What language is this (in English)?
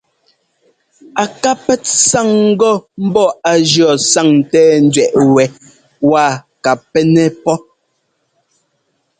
Ngomba